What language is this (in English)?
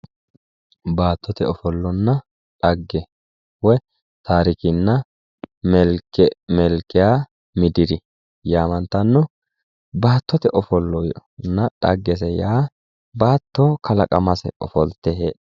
Sidamo